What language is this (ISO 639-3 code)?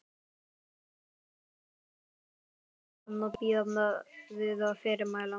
isl